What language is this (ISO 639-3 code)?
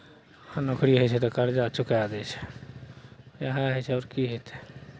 mai